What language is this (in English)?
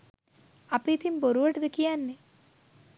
Sinhala